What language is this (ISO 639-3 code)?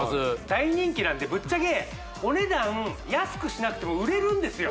jpn